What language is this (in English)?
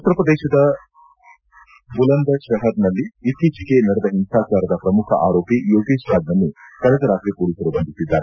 Kannada